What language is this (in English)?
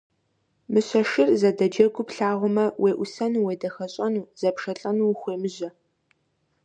Kabardian